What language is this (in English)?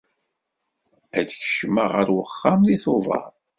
Kabyle